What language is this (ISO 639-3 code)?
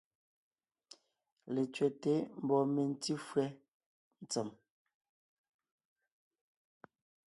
nnh